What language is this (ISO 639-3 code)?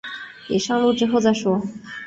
zho